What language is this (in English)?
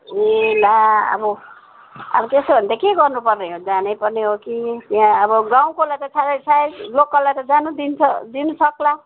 Nepali